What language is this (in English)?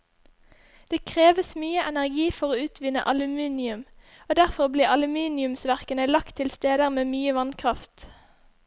Norwegian